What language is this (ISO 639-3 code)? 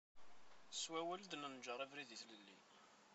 kab